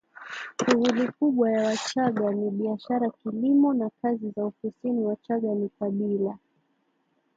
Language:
Swahili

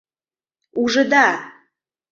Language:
Mari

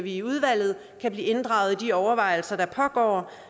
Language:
Danish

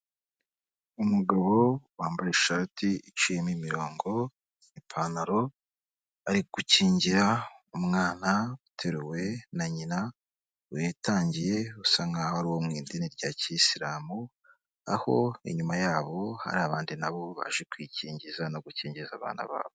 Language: Kinyarwanda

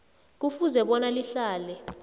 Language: South Ndebele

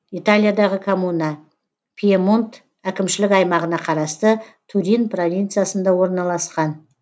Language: Kazakh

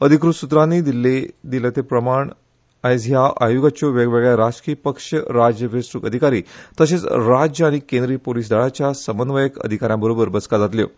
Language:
Konkani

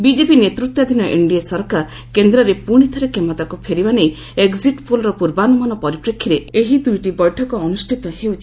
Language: Odia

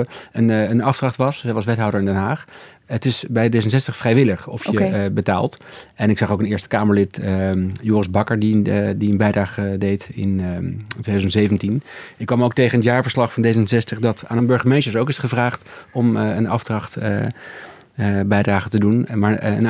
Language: Dutch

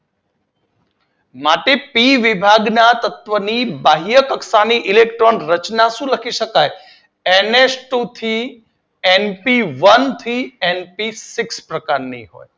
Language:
Gujarati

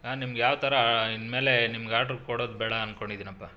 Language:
Kannada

